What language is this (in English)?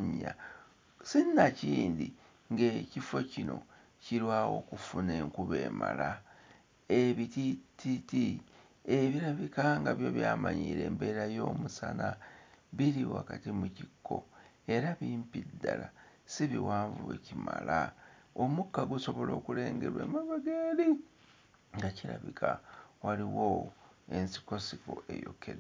Ganda